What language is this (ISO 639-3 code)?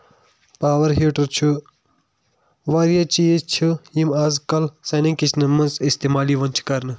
kas